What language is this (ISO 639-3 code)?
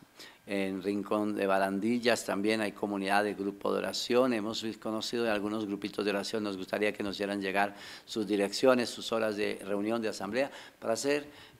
spa